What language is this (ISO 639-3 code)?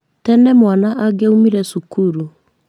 kik